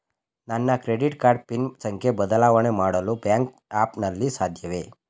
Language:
Kannada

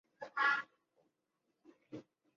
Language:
Chinese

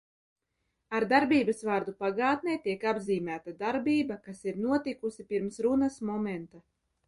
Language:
Latvian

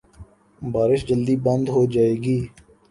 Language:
Urdu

